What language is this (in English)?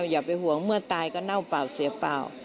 Thai